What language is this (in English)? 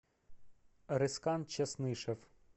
Russian